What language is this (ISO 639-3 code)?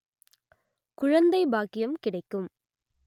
tam